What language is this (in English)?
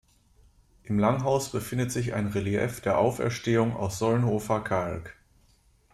German